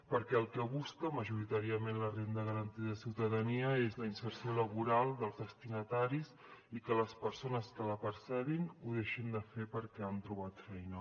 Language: Catalan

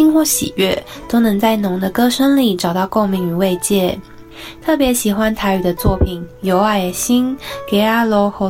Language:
Chinese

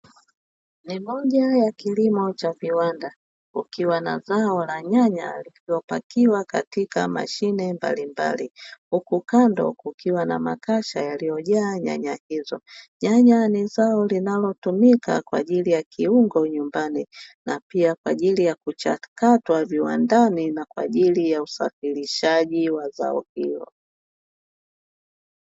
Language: Swahili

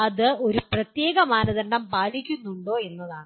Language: Malayalam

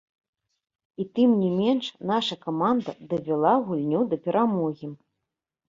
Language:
Belarusian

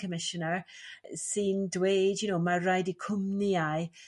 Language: Welsh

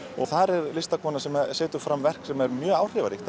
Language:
Icelandic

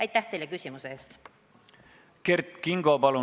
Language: Estonian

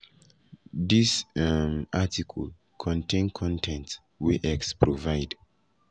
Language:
Nigerian Pidgin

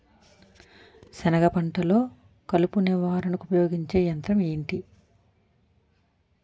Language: Telugu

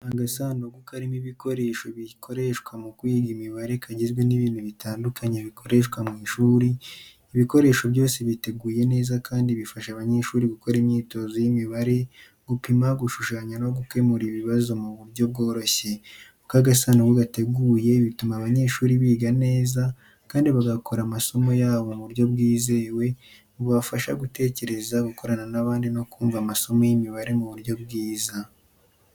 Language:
Kinyarwanda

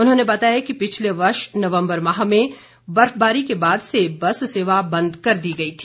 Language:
Hindi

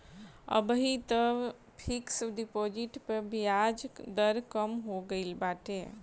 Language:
Bhojpuri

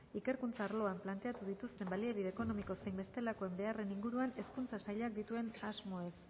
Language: Basque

